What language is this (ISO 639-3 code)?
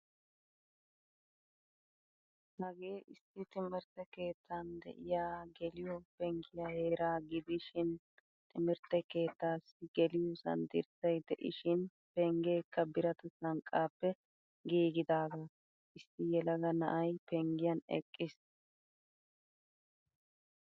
wal